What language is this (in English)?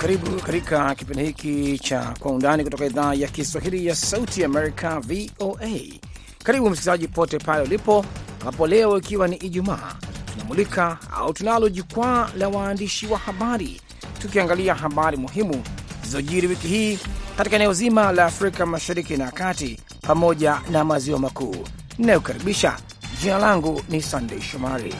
Swahili